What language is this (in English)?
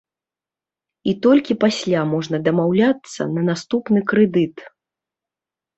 Belarusian